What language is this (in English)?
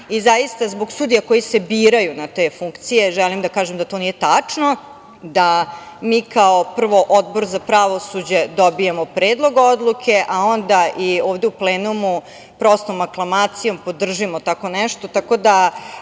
Serbian